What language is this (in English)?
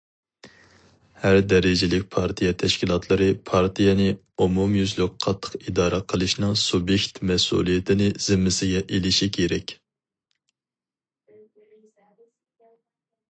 Uyghur